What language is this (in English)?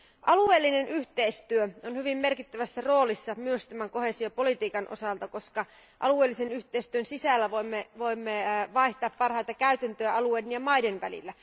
Finnish